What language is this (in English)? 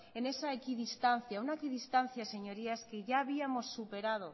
Spanish